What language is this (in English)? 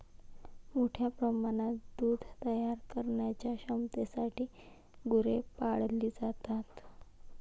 Marathi